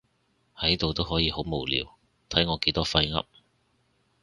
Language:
Cantonese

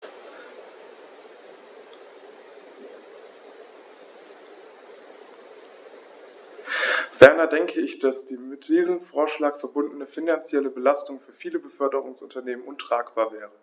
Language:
German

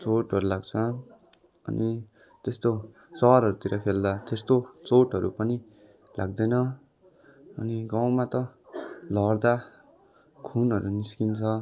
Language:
Nepali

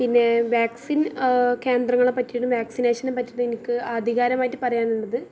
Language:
Malayalam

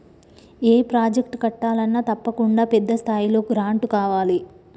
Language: Telugu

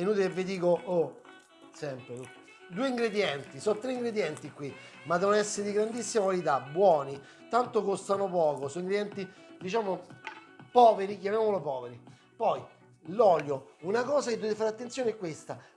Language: Italian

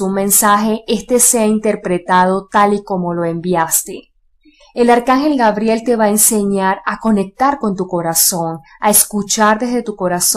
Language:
Spanish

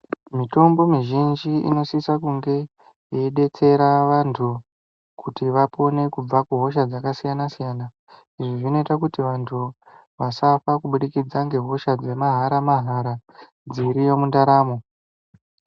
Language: Ndau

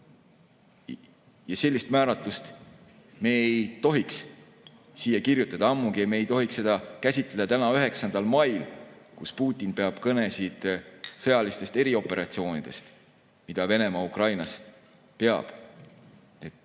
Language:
Estonian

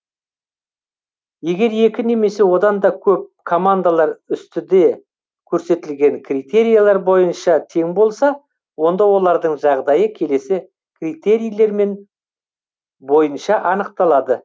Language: Kazakh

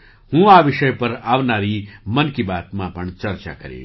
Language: Gujarati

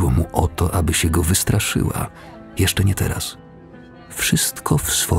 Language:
Polish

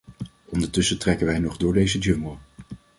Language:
Dutch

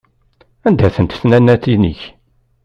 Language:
Kabyle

